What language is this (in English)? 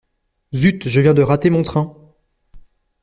French